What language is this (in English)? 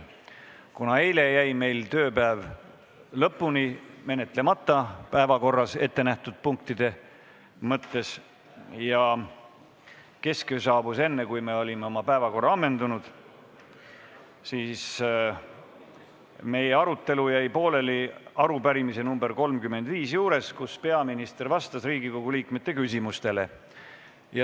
Estonian